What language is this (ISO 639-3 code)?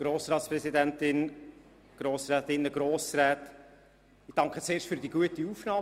gsw